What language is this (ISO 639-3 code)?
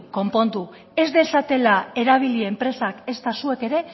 eus